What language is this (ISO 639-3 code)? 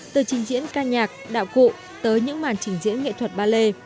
vie